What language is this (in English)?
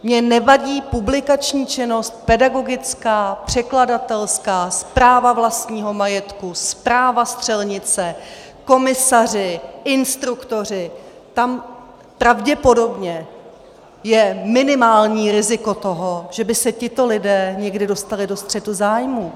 Czech